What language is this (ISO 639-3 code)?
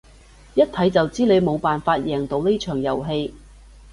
yue